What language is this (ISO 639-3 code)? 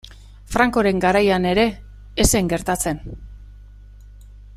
eus